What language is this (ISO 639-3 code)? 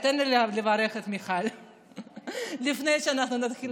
heb